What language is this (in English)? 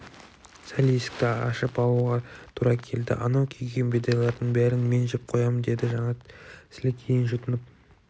Kazakh